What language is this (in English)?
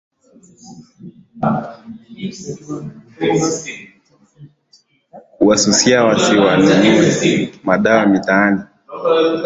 Swahili